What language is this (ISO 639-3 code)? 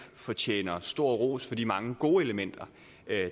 dan